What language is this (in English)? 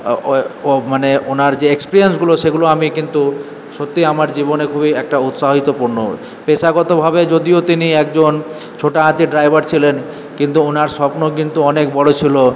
Bangla